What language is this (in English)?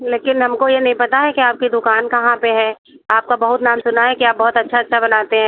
Hindi